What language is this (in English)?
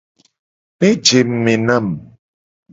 Gen